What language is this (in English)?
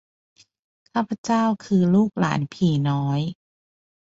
Thai